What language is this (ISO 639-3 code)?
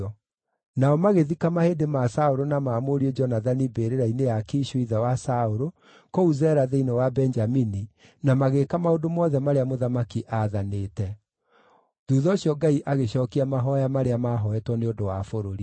kik